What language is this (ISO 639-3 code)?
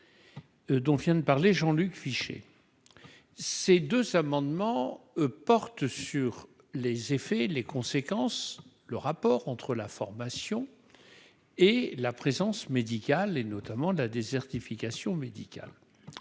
fra